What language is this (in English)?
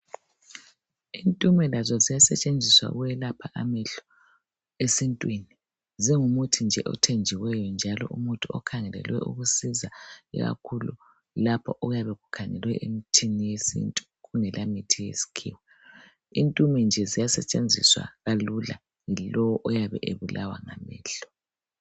North Ndebele